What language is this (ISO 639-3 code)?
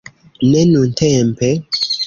epo